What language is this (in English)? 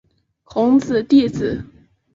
Chinese